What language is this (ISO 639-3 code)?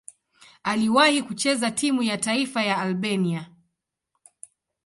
swa